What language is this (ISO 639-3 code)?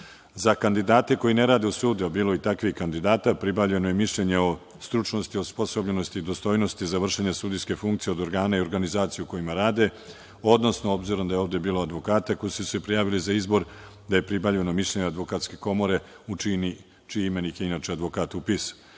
srp